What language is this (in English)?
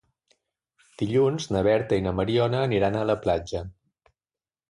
Catalan